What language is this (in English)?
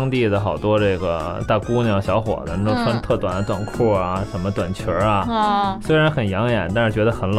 Chinese